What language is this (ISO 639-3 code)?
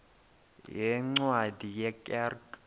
xho